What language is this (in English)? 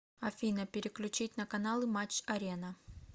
Russian